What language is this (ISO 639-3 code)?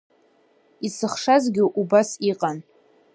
abk